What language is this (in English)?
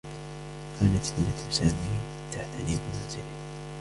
Arabic